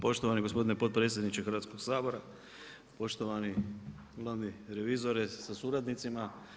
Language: Croatian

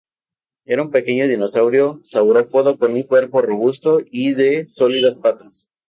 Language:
Spanish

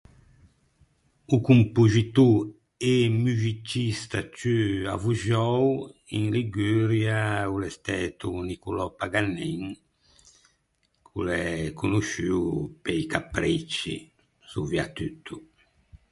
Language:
Ligurian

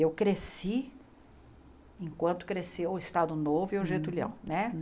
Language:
Portuguese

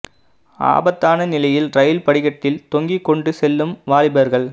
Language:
Tamil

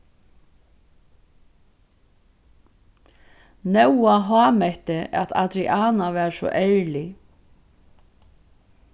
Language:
Faroese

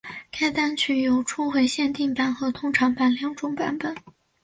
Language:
Chinese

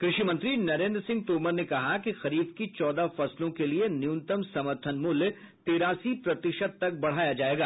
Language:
Hindi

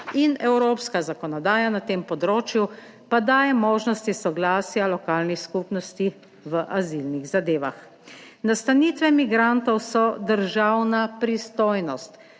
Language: Slovenian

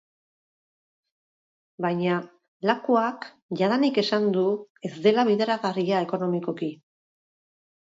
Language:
Basque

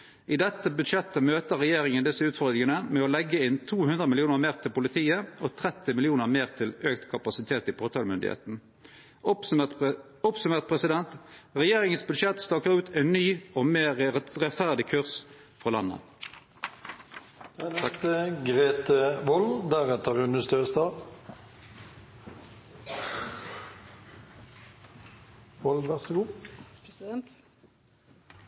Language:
Norwegian Nynorsk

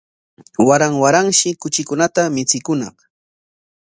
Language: Corongo Ancash Quechua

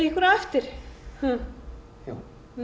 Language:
Icelandic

